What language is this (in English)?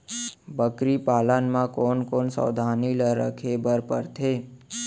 Chhattisgarhi